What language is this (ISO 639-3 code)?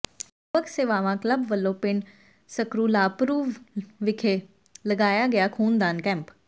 pan